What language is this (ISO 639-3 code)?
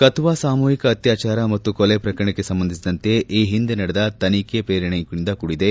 kan